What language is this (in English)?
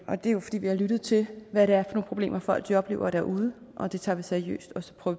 Danish